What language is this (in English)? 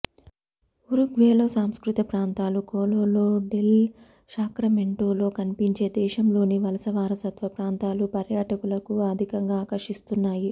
Telugu